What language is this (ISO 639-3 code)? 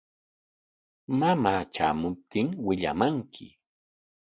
qwa